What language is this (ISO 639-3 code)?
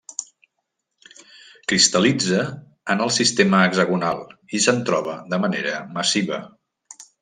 cat